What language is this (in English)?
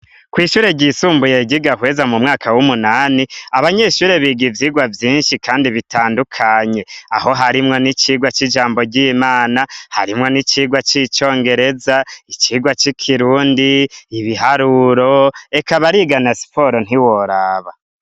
Rundi